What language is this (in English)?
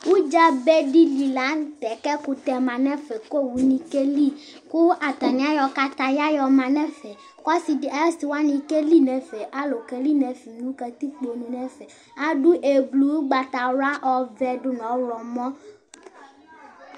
Ikposo